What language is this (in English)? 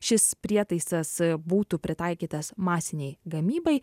Lithuanian